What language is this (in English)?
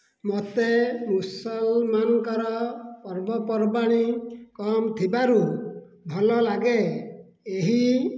Odia